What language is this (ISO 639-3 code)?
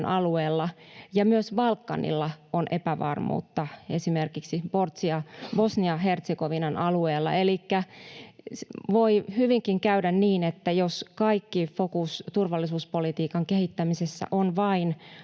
fin